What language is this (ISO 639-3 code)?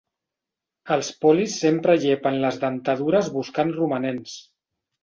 cat